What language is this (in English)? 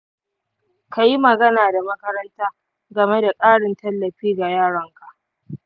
Hausa